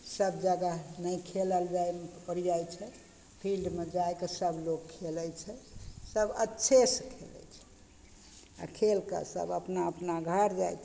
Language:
Maithili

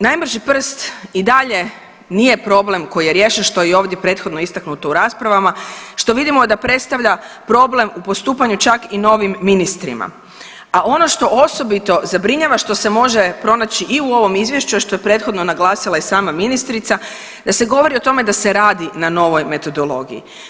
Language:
Croatian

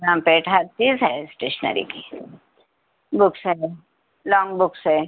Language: Urdu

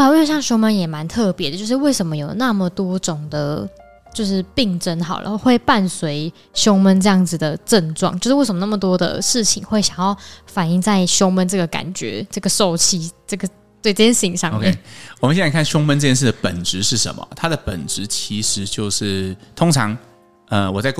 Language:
Chinese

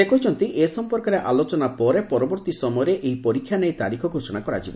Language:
Odia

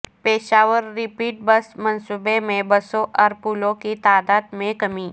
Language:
Urdu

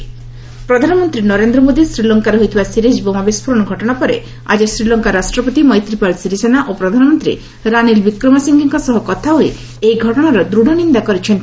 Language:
Odia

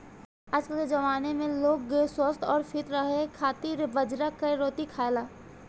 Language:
Bhojpuri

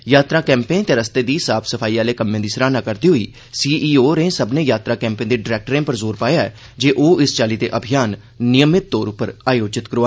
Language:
Dogri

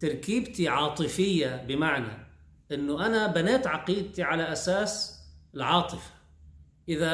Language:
Arabic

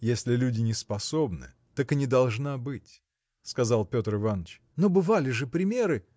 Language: Russian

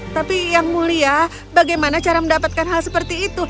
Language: Indonesian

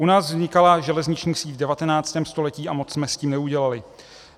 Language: Czech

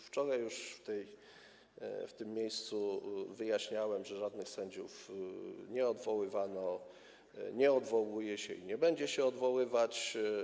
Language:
Polish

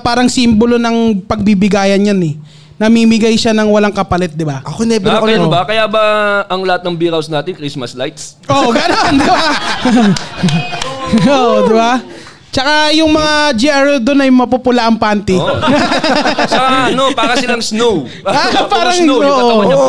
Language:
Filipino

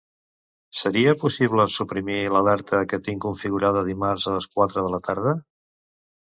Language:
Catalan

